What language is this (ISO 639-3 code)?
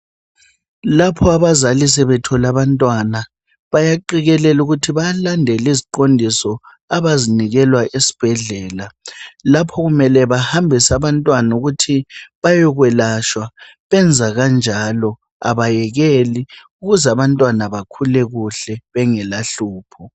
nde